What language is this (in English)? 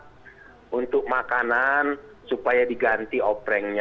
Indonesian